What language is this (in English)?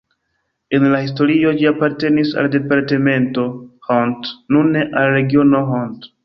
Esperanto